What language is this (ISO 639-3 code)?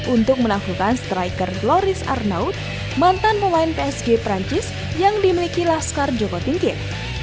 ind